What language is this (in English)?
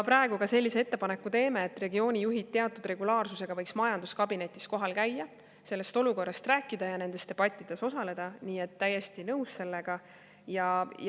Estonian